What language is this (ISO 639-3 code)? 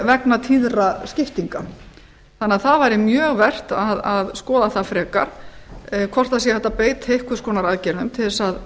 isl